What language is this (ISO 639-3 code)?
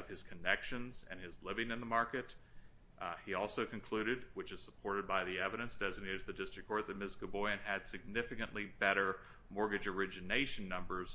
eng